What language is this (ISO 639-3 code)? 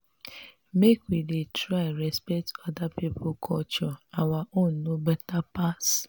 pcm